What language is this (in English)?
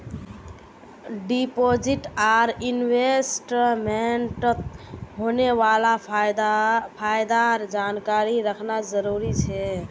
Magahi